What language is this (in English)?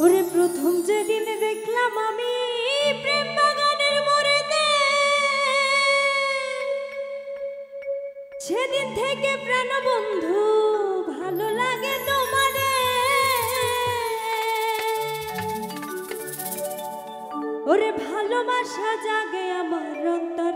Arabic